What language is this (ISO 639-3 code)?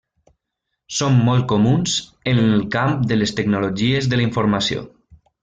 cat